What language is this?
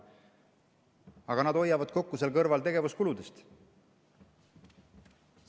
Estonian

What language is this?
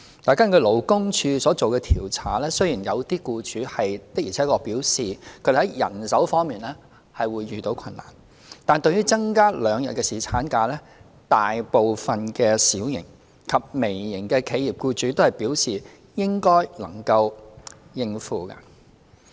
Cantonese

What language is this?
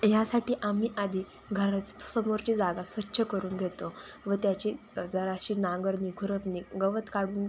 Marathi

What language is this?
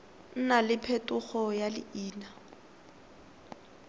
Tswana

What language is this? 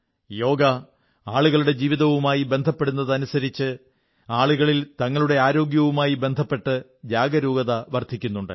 Malayalam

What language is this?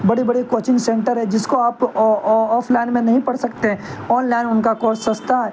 Urdu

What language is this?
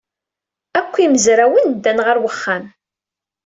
Kabyle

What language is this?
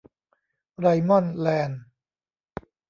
Thai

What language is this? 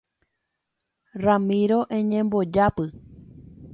Guarani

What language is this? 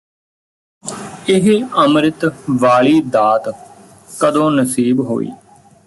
Punjabi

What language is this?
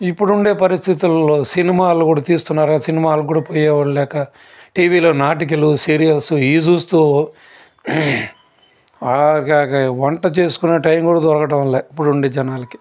Telugu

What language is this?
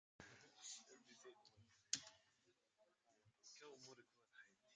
French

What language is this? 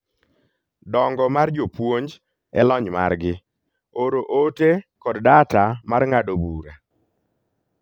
Luo (Kenya and Tanzania)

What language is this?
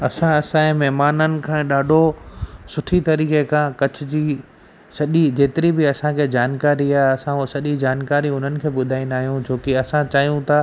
Sindhi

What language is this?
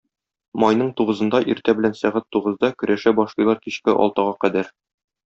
Tatar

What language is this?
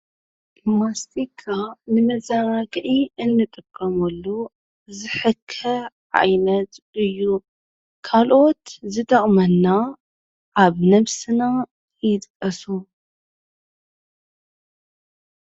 Tigrinya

